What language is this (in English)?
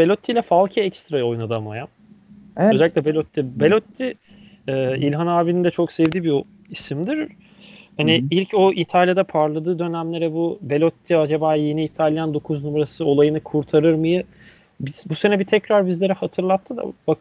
Turkish